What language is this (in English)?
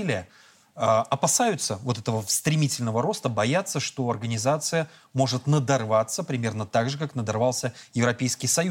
Russian